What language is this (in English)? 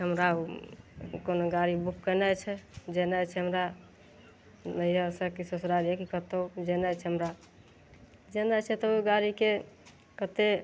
Maithili